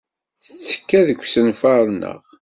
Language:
Kabyle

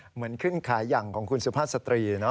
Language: Thai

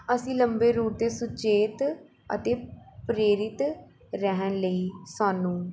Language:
Punjabi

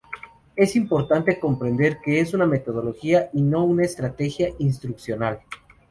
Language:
Spanish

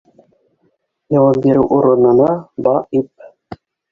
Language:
Bashkir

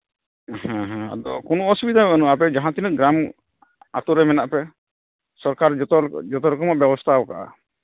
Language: Santali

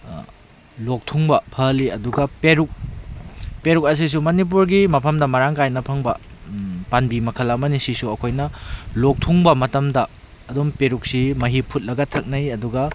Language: Manipuri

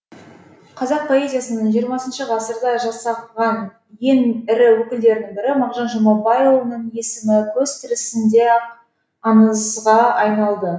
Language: Kazakh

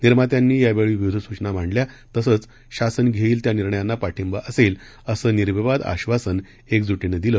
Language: Marathi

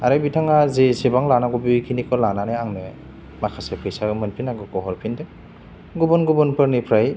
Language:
Bodo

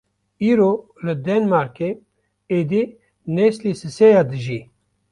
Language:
Kurdish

